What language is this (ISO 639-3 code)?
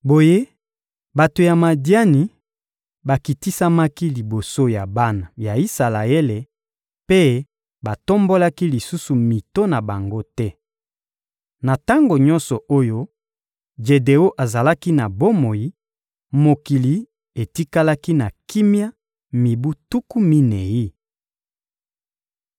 lin